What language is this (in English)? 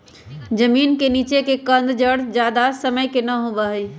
Magahi